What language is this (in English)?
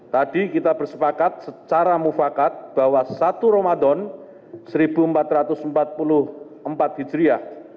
Indonesian